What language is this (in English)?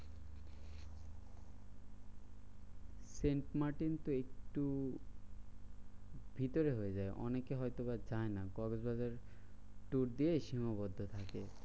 Bangla